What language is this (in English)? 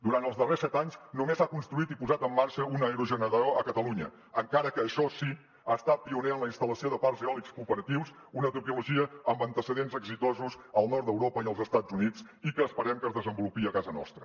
Catalan